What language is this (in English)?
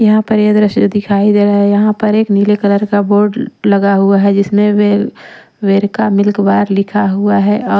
Hindi